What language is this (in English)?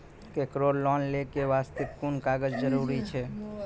Maithili